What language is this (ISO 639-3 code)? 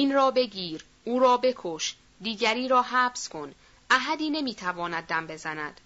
fas